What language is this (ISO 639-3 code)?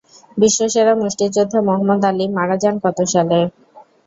ben